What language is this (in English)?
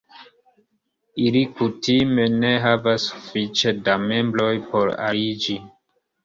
Esperanto